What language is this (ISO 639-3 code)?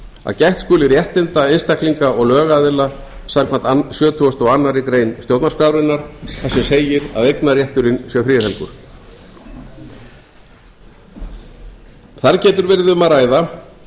isl